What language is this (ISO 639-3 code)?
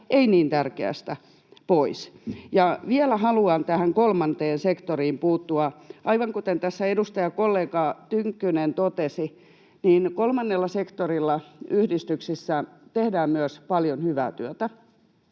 fin